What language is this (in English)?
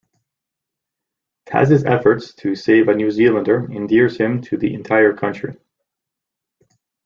English